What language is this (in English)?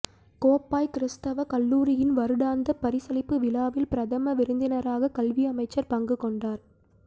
Tamil